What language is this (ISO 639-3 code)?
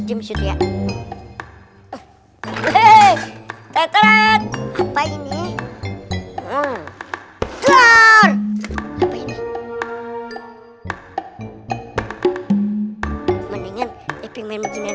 ind